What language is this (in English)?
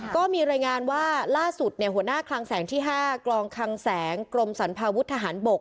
Thai